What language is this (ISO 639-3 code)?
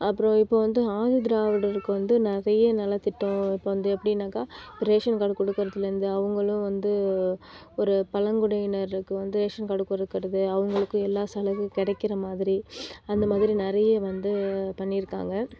tam